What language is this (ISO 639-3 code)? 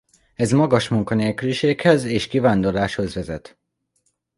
hun